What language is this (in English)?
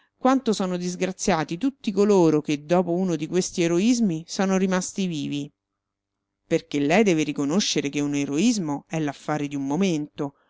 Italian